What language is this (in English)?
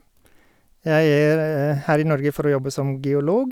Norwegian